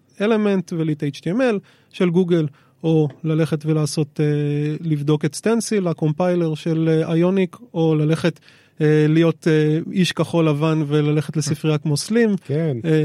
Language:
Hebrew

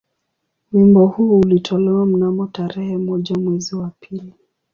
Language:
Swahili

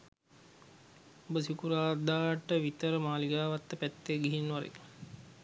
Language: Sinhala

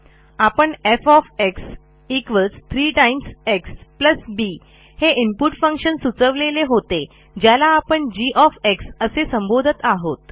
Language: Marathi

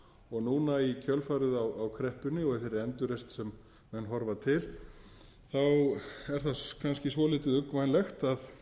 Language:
Icelandic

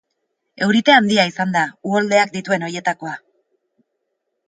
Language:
Basque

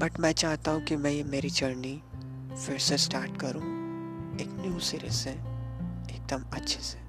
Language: Hindi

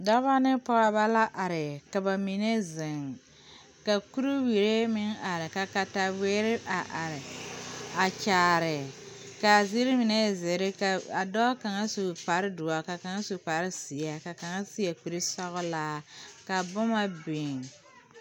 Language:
Southern Dagaare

